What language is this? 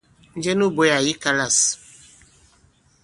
Bankon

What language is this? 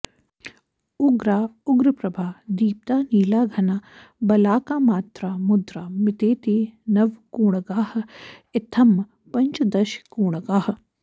Sanskrit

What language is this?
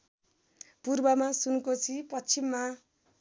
Nepali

